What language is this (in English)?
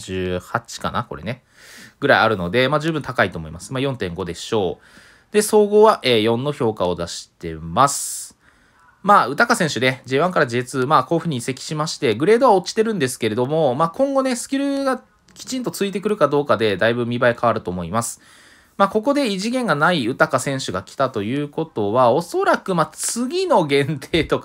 Japanese